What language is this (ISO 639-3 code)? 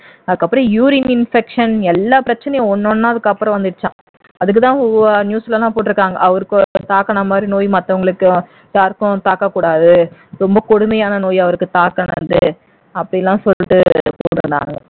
tam